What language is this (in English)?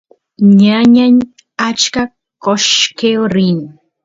Santiago del Estero Quichua